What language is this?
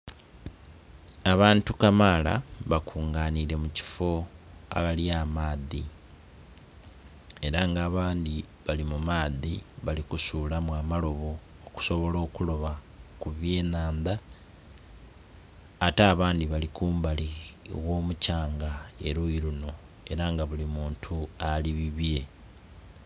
Soga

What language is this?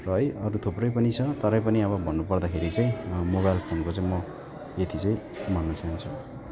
Nepali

